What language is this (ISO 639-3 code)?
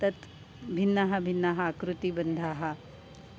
san